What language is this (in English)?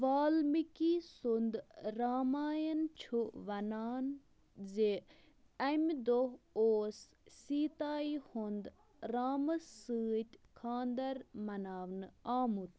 Kashmiri